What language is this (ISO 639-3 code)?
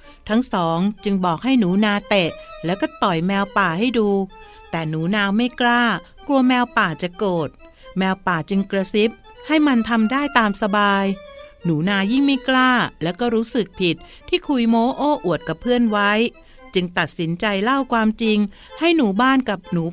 tha